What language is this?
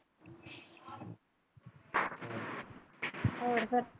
Punjabi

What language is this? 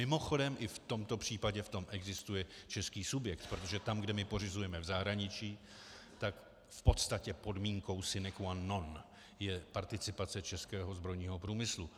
Czech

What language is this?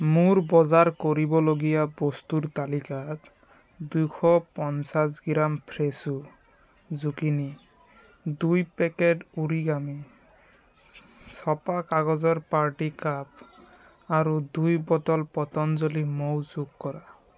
Assamese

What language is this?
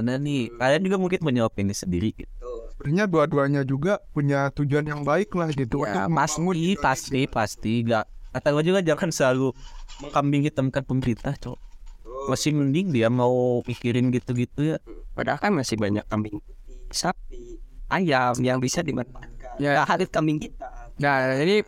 Indonesian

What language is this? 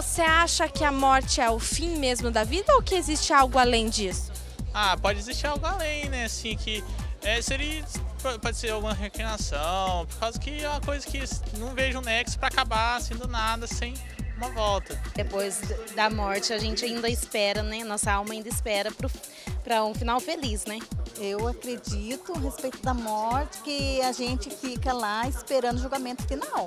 Portuguese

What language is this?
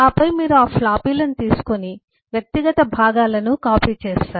Telugu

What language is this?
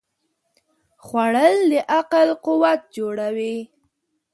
Pashto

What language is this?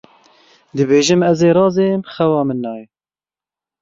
Kurdish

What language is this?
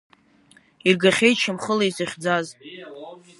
Abkhazian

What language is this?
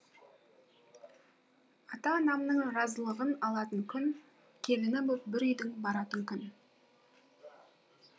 Kazakh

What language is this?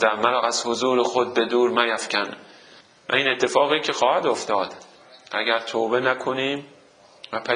Persian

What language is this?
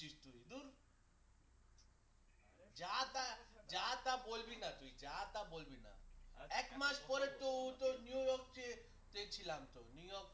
Bangla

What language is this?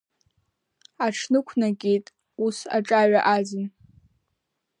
Abkhazian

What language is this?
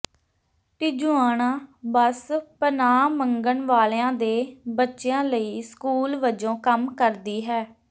Punjabi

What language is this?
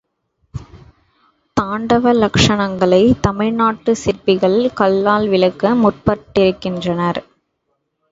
Tamil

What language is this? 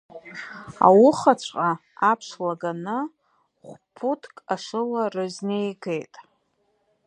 Abkhazian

